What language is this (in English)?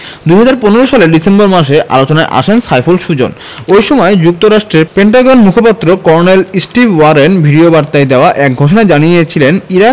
Bangla